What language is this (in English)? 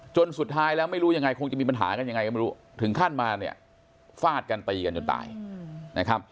Thai